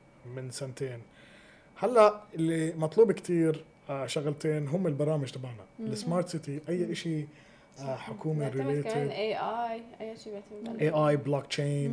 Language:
Arabic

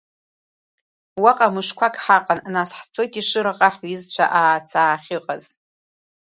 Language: Abkhazian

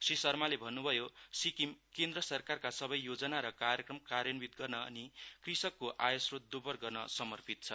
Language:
Nepali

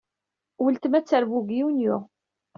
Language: Kabyle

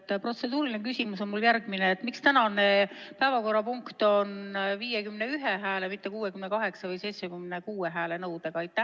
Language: Estonian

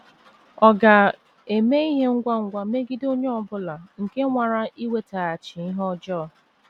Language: Igbo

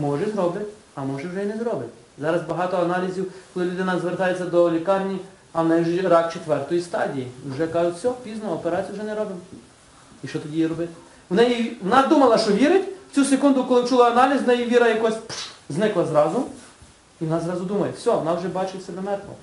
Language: Ukrainian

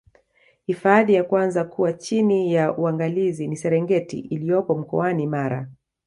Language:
Swahili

